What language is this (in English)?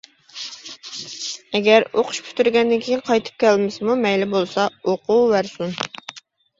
Uyghur